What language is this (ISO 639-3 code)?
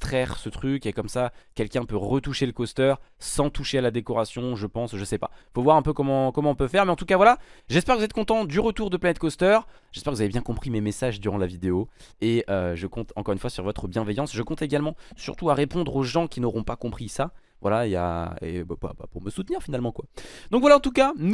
fra